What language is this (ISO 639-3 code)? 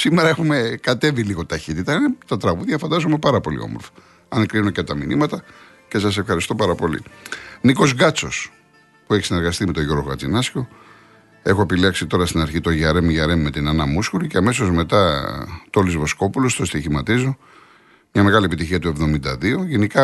ell